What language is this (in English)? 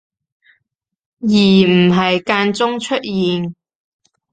Cantonese